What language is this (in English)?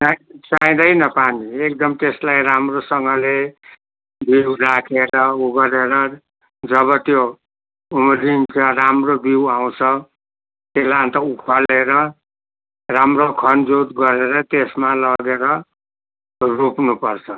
Nepali